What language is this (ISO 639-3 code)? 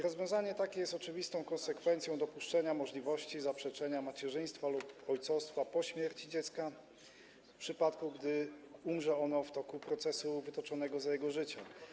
pol